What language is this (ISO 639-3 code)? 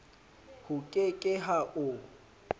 sot